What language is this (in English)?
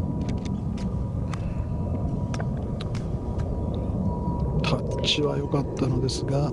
Japanese